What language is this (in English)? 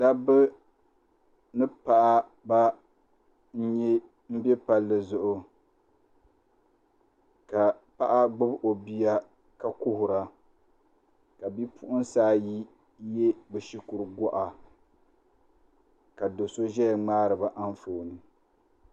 Dagbani